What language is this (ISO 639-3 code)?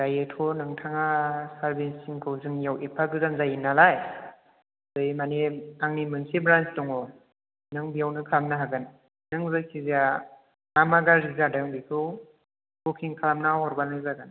brx